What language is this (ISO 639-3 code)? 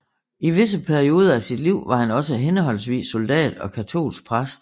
dan